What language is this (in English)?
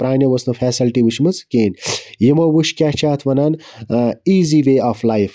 Kashmiri